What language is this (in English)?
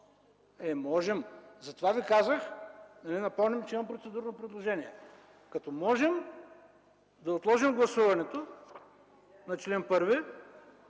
Bulgarian